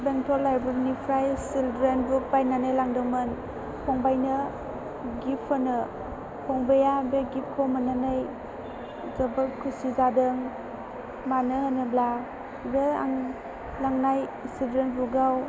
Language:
Bodo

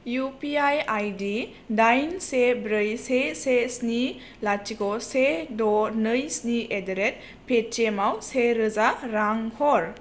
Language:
Bodo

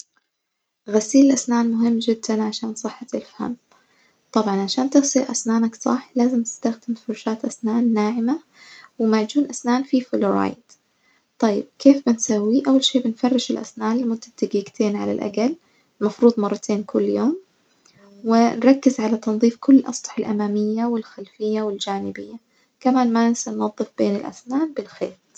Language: Najdi Arabic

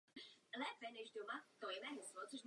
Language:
Czech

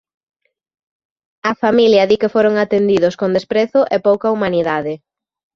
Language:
Galician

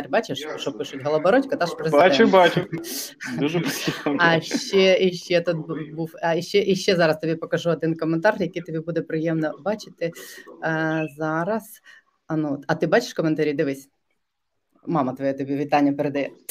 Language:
Ukrainian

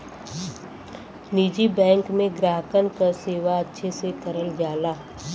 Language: Bhojpuri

